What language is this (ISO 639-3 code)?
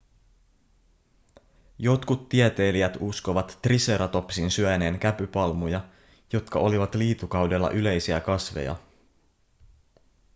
fin